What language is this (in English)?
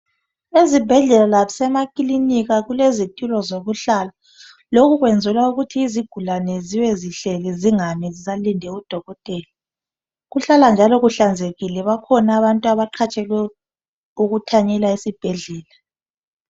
North Ndebele